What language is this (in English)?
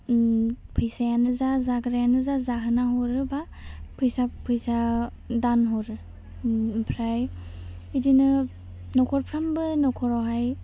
Bodo